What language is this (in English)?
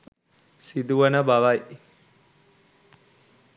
Sinhala